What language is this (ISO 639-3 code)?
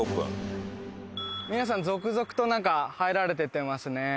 jpn